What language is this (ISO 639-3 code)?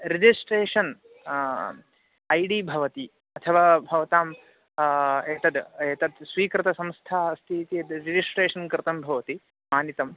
san